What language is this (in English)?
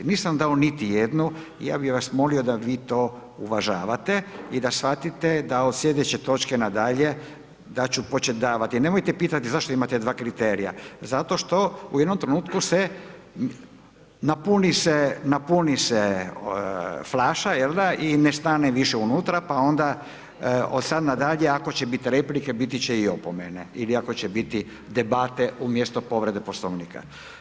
Croatian